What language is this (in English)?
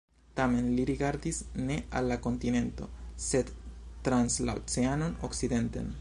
Esperanto